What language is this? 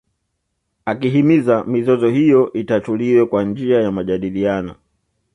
Swahili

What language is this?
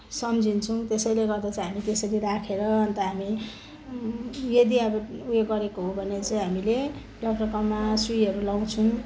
Nepali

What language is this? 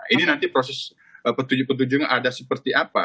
Indonesian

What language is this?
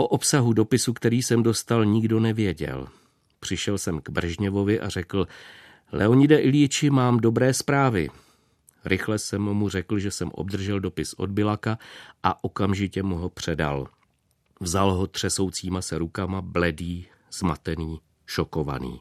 Czech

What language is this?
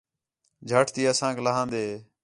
Khetrani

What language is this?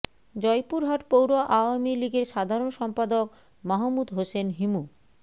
Bangla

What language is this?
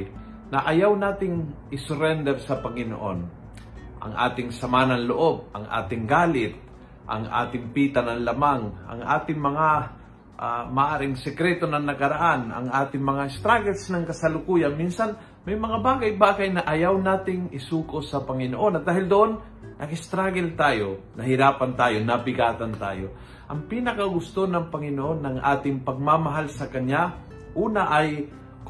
Filipino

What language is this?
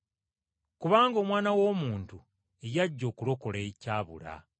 Ganda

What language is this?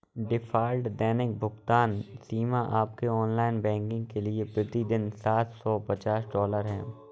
Hindi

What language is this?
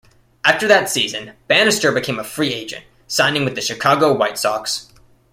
English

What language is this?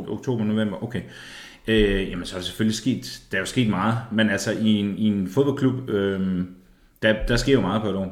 Danish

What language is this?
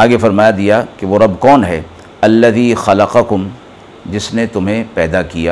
Urdu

